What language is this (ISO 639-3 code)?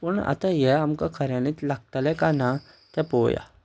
kok